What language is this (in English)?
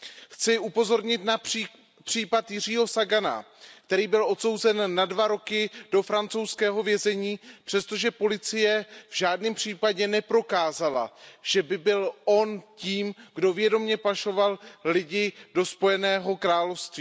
Czech